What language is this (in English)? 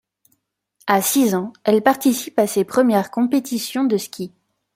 French